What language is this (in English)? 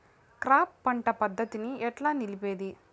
Telugu